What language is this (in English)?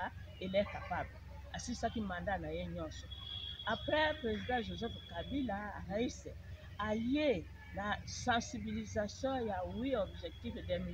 French